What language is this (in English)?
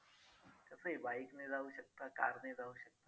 Marathi